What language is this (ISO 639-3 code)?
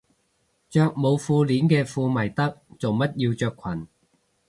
yue